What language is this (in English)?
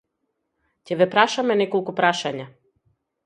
Macedonian